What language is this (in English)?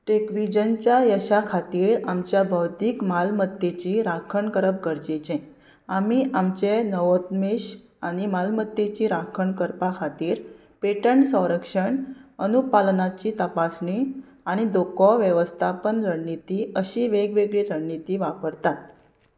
Konkani